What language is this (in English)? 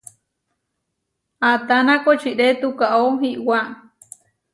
Huarijio